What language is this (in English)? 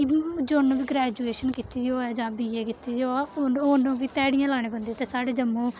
Dogri